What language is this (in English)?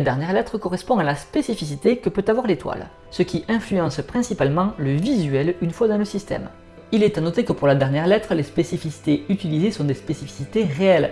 French